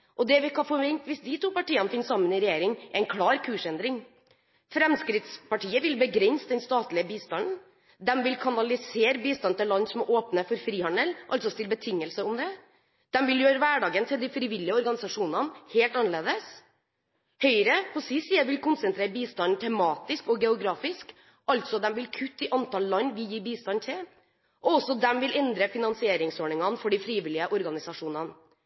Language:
Norwegian Bokmål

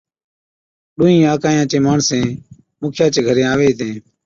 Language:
Od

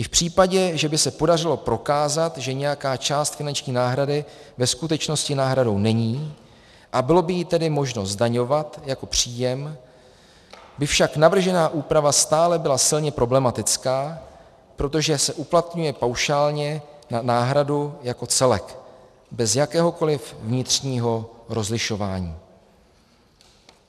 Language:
Czech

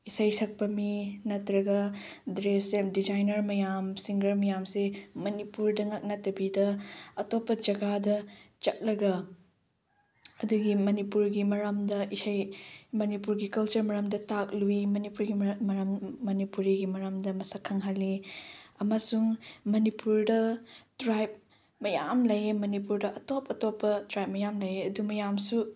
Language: Manipuri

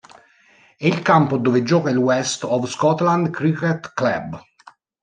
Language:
Italian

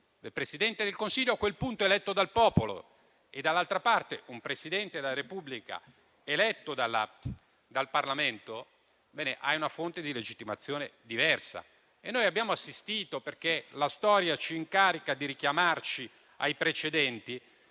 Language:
Italian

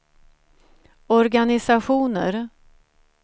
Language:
Swedish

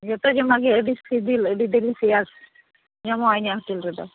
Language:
Santali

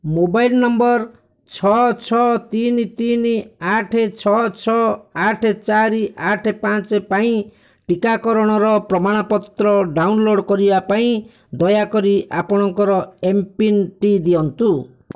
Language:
Odia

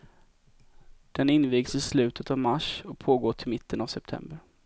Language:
Swedish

